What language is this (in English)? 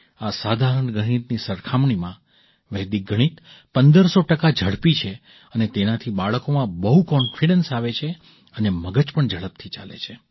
Gujarati